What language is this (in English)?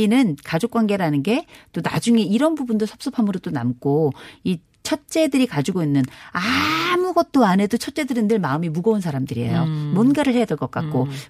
Korean